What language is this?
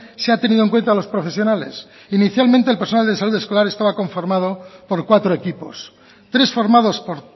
Spanish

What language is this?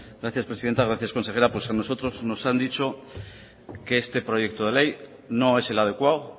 Spanish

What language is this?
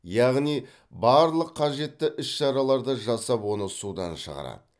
Kazakh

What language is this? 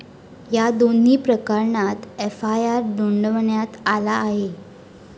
Marathi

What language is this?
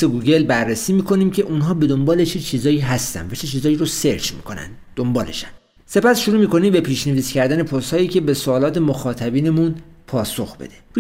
Persian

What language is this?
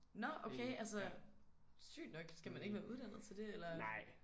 Danish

